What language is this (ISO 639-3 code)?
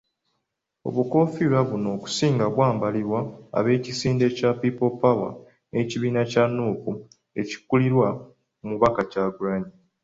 lug